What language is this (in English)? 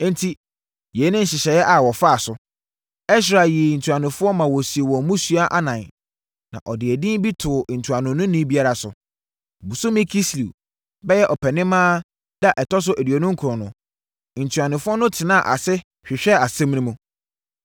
Akan